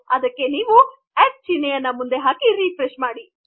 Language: Kannada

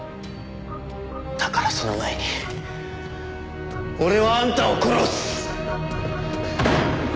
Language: Japanese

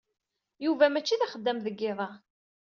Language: Kabyle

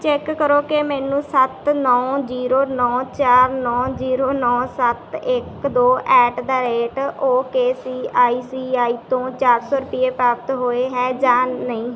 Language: Punjabi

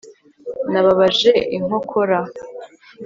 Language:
Kinyarwanda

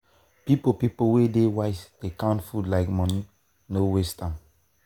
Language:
Nigerian Pidgin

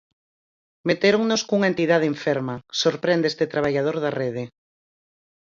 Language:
Galician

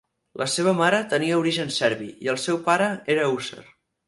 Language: Catalan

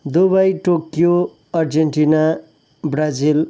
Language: Nepali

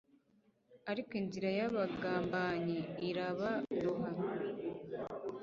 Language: Kinyarwanda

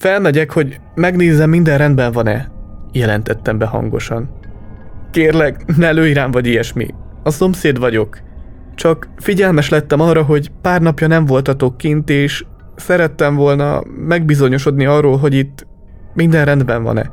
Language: Hungarian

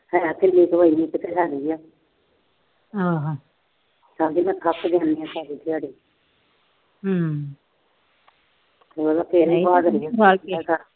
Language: Punjabi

